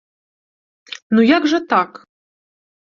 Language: Belarusian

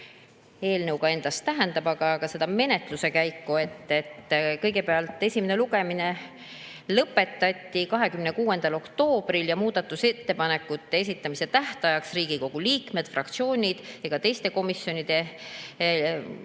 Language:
Estonian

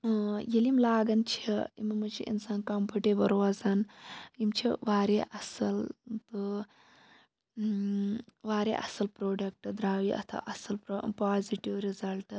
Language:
Kashmiri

